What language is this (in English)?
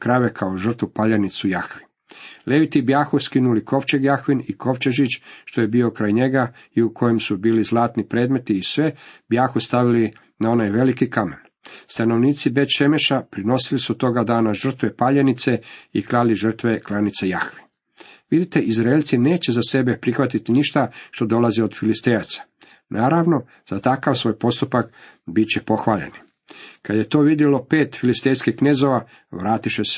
Croatian